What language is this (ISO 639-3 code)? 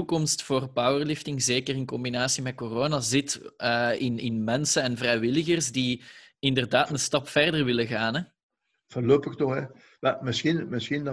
nld